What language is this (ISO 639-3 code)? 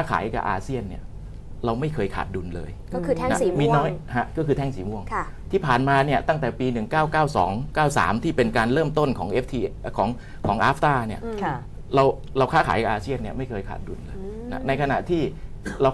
tha